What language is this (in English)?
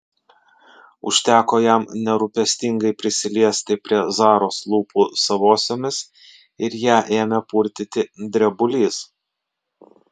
Lithuanian